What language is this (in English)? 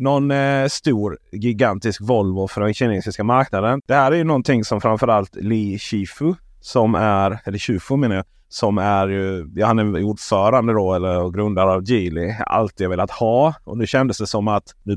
Swedish